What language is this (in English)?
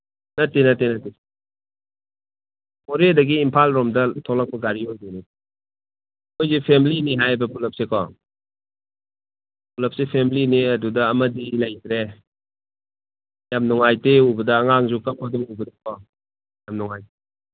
Manipuri